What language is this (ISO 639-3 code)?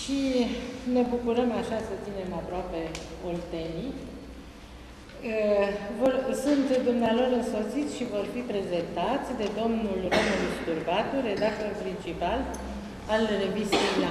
ron